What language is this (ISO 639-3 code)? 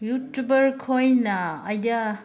mni